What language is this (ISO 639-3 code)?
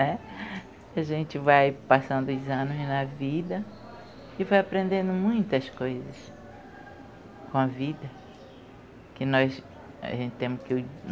por